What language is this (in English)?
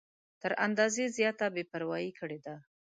Pashto